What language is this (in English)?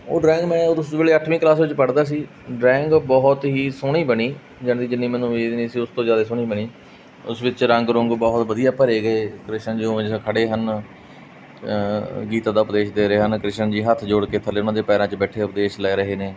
Punjabi